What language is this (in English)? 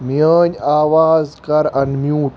Kashmiri